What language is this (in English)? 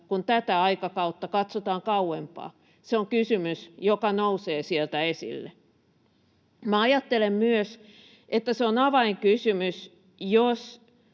Finnish